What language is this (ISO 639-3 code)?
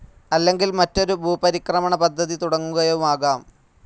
mal